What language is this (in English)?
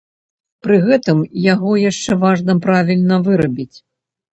Belarusian